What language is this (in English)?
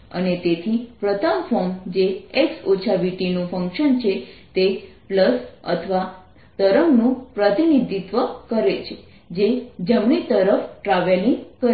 Gujarati